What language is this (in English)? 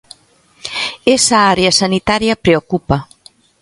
Galician